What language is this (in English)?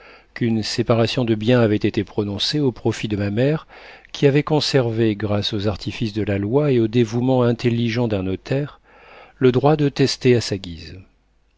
French